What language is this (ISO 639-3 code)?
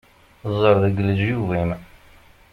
kab